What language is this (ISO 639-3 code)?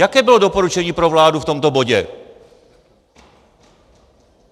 ces